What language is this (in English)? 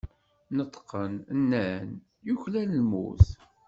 Kabyle